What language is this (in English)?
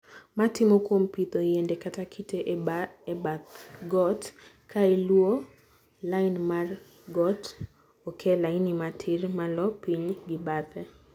Luo (Kenya and Tanzania)